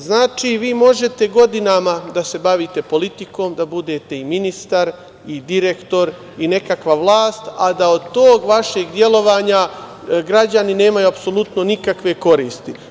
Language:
Serbian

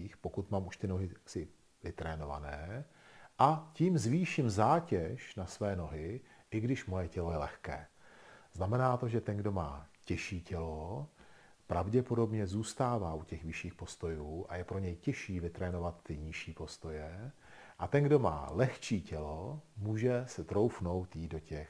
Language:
Czech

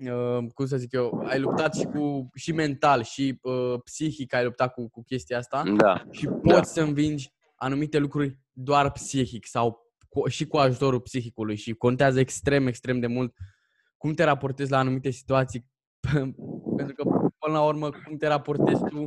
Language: Romanian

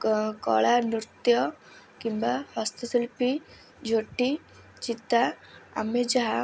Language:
Odia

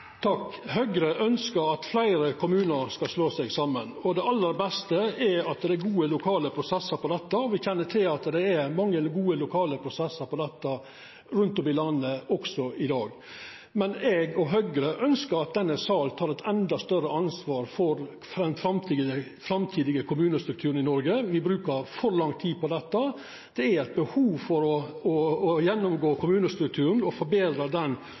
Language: Norwegian Nynorsk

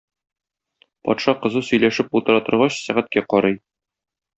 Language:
Tatar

